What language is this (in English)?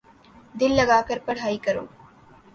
Urdu